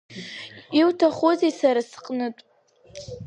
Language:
Abkhazian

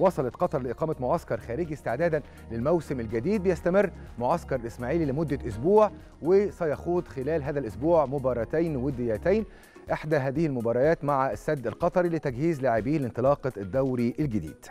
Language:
Arabic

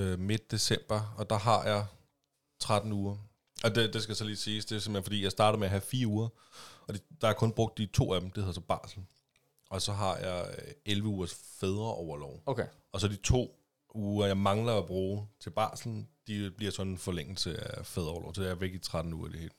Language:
Danish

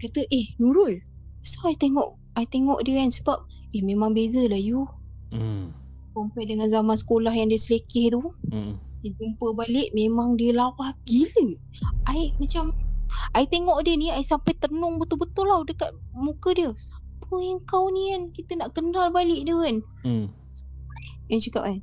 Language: Malay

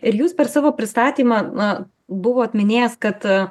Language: Lithuanian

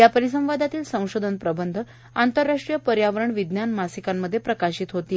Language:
Marathi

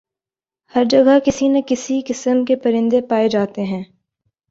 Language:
Urdu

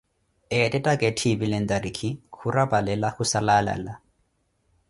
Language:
Koti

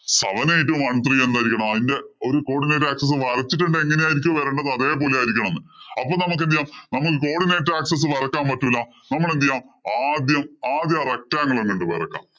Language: Malayalam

